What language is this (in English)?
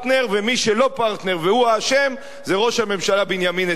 Hebrew